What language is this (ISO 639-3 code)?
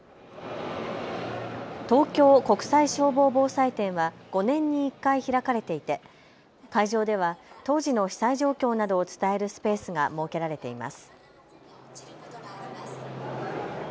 jpn